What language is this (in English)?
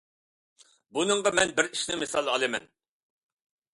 Uyghur